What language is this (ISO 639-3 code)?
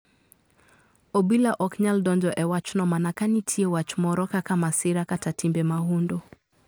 luo